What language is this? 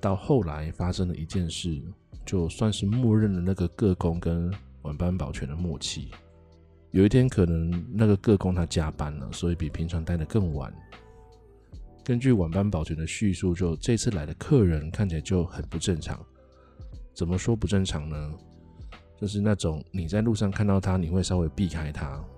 Chinese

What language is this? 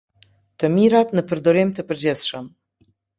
Albanian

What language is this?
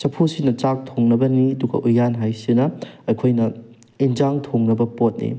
Manipuri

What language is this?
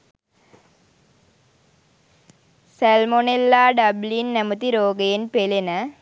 Sinhala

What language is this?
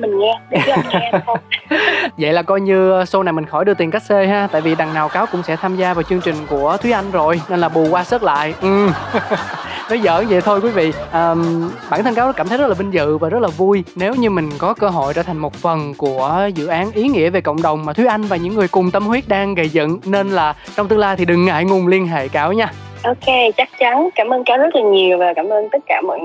Vietnamese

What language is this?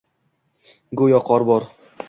Uzbek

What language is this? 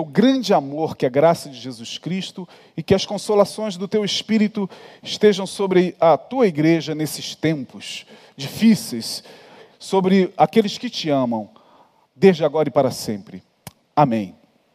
Portuguese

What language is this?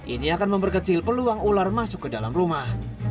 Indonesian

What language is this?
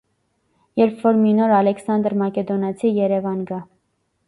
Armenian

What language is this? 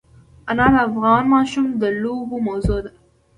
Pashto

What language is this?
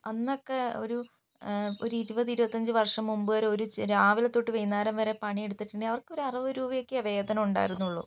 Malayalam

